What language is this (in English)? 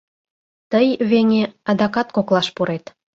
Mari